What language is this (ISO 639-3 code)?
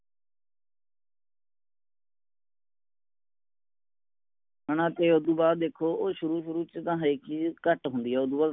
pan